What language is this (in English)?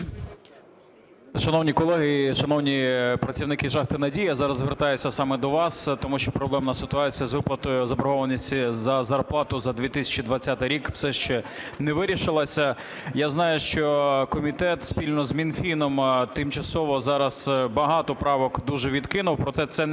Ukrainian